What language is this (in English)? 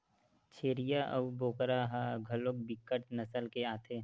Chhattisgarhi